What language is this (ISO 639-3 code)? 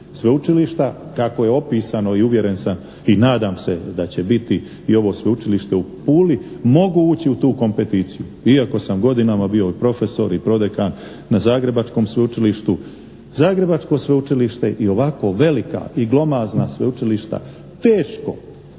hrv